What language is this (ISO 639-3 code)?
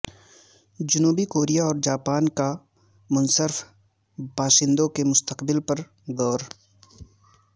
urd